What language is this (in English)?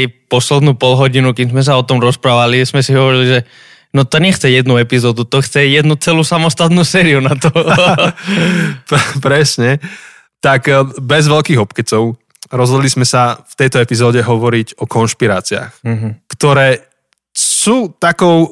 Slovak